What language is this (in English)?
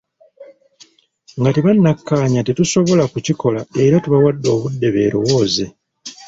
Ganda